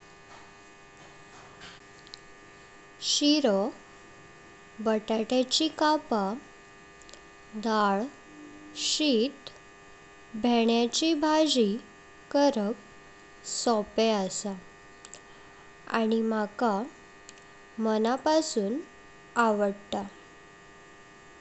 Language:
Konkani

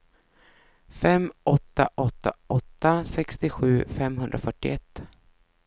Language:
Swedish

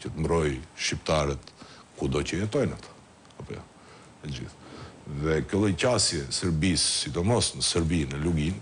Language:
Romanian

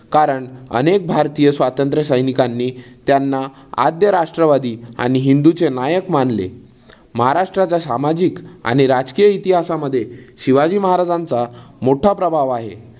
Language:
Marathi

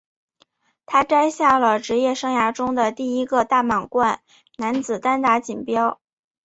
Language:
Chinese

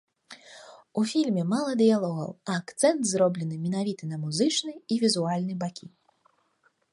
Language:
Belarusian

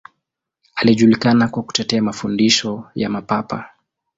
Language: Swahili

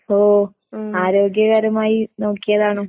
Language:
Malayalam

